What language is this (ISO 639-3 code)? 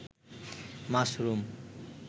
ben